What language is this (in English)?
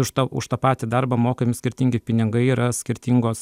Lithuanian